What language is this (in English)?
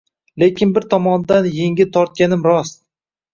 Uzbek